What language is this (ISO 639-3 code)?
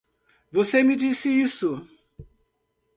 por